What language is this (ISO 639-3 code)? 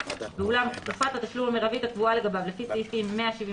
heb